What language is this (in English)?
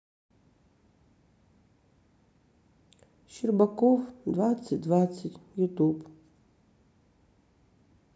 Russian